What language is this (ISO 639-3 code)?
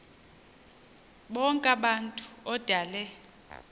xho